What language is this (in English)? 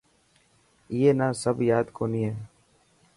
Dhatki